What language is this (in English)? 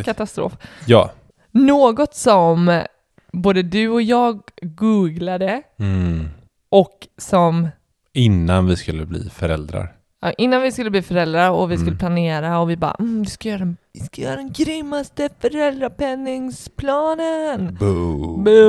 Swedish